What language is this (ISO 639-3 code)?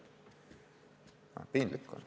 est